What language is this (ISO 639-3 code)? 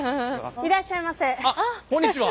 jpn